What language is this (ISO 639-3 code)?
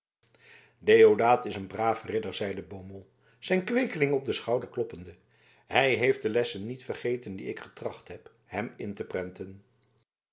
nld